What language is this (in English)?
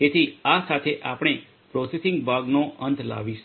Gujarati